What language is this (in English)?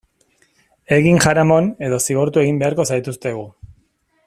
Basque